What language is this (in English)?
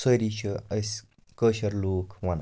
Kashmiri